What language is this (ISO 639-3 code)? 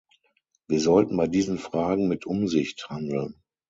deu